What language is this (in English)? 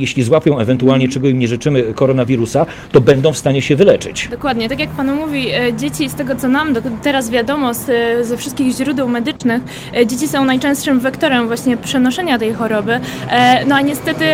Polish